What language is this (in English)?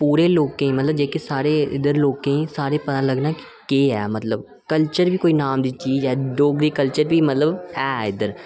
Dogri